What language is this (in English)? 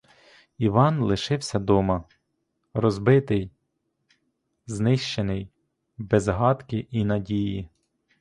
Ukrainian